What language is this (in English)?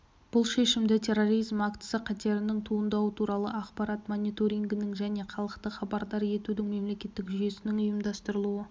Kazakh